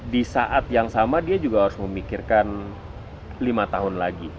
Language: Indonesian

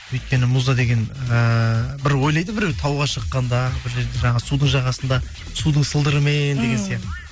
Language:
Kazakh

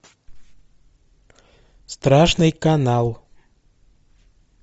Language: Russian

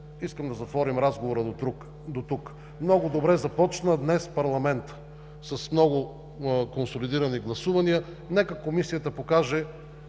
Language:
Bulgarian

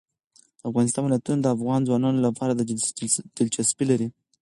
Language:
Pashto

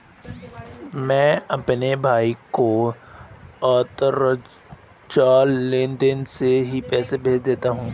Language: Hindi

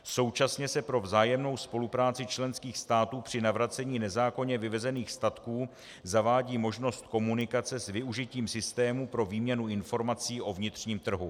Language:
Czech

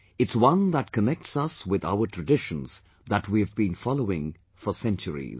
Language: English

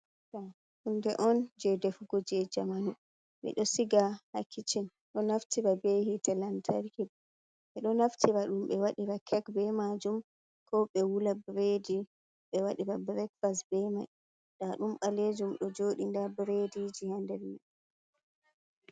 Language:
Fula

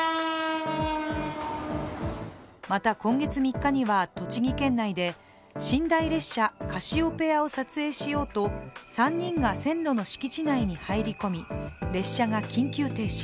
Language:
Japanese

